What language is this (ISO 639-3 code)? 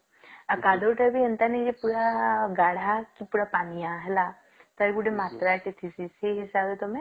ori